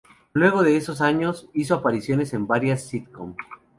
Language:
Spanish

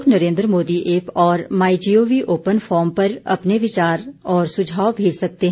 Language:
Hindi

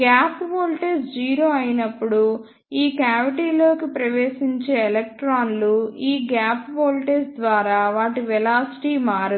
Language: Telugu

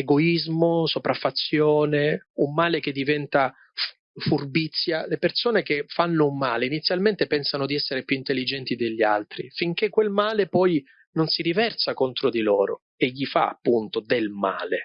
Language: Italian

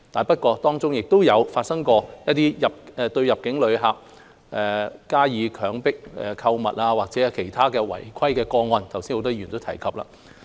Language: Cantonese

